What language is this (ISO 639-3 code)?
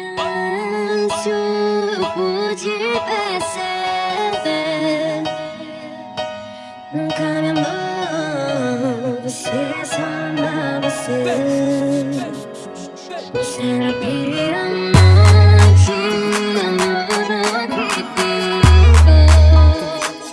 ind